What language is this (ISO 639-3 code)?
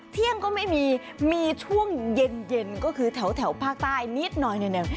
tha